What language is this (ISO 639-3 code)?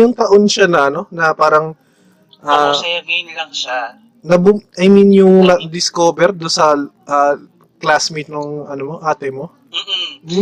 fil